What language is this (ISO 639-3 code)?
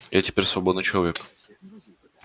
rus